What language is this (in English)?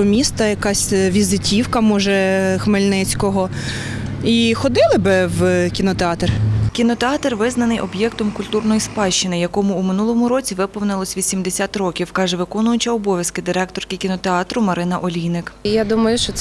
Ukrainian